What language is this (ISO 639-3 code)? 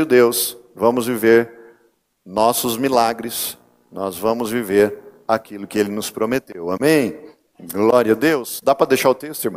por